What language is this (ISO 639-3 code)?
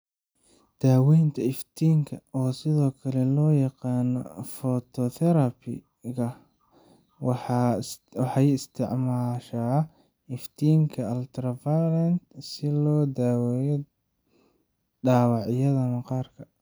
som